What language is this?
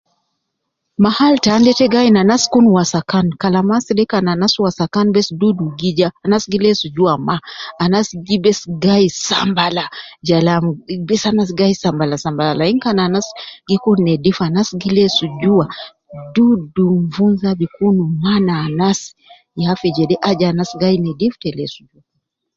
Nubi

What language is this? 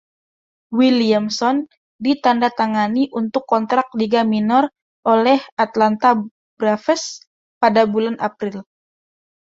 Indonesian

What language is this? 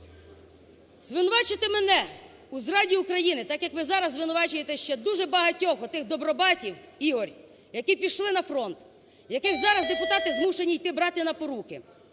Ukrainian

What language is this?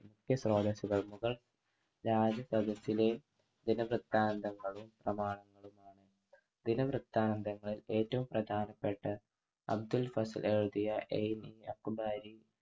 Malayalam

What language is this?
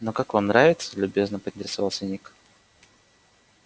Russian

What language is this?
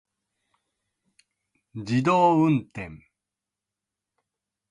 Japanese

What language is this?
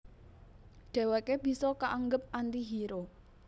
Javanese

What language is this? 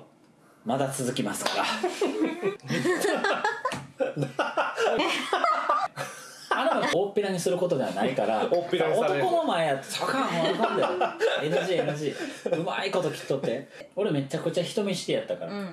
Japanese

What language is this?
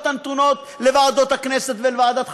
Hebrew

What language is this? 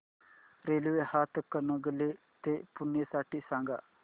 Marathi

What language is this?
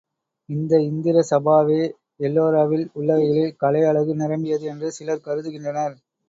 Tamil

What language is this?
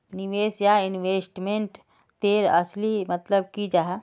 Magahi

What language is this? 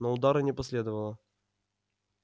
Russian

